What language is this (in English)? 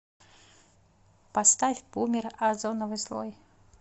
Russian